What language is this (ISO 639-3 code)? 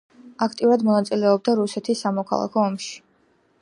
kat